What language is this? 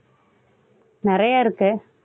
Tamil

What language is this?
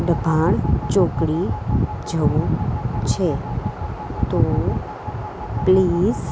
Gujarati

